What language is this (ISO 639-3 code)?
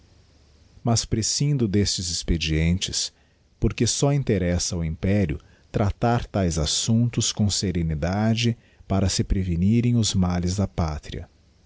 por